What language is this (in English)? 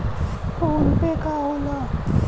Bhojpuri